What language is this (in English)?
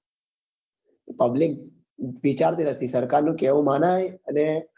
Gujarati